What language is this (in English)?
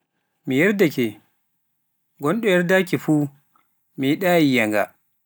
Pular